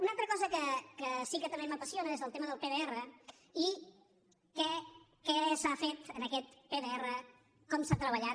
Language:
Catalan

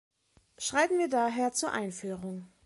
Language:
German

